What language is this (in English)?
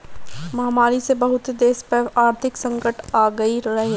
Bhojpuri